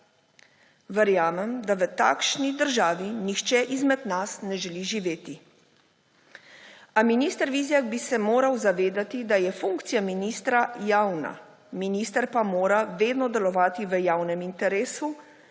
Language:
Slovenian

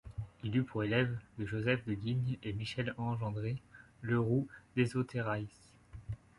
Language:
French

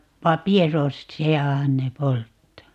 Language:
Finnish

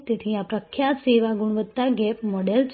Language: Gujarati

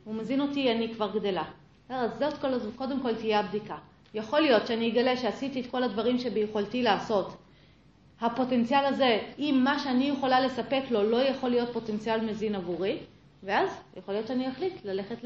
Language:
Hebrew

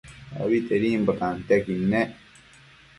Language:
Matsés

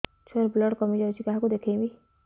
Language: Odia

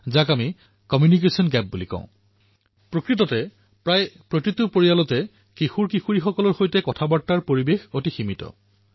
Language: Assamese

